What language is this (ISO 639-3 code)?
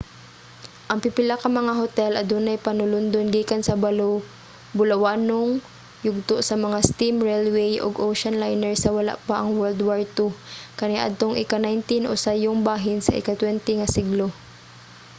ceb